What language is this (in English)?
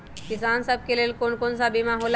Magahi